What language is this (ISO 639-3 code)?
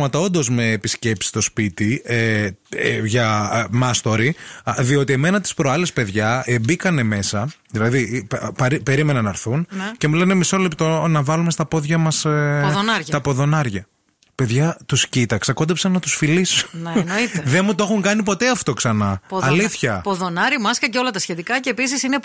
ell